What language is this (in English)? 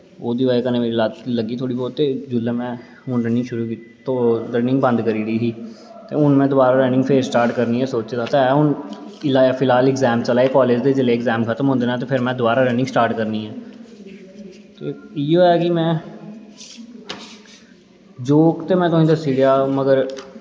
Dogri